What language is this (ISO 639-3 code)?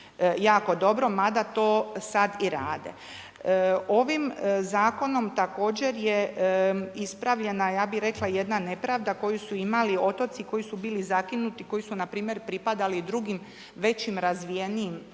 hrv